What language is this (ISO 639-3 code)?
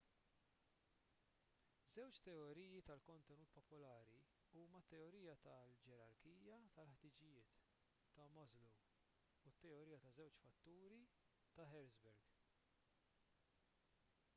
mlt